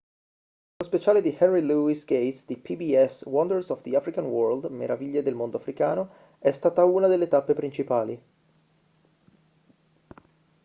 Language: Italian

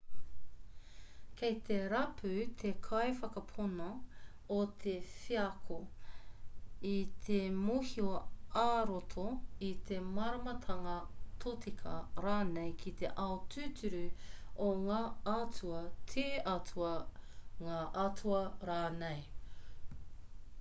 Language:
Māori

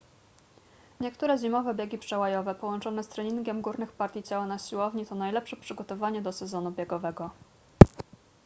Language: Polish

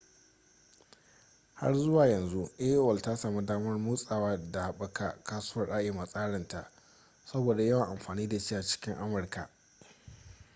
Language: Hausa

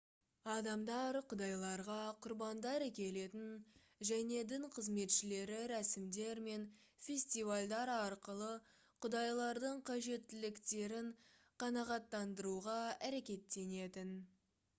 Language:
Kazakh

